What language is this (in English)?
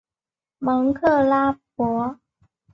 Chinese